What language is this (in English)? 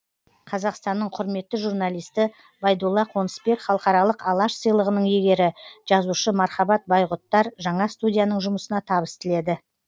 Kazakh